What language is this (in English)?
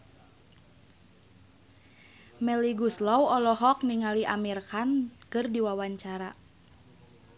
Sundanese